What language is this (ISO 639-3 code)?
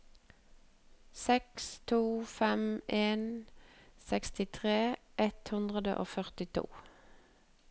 nor